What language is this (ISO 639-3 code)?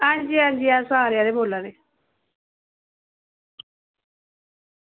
doi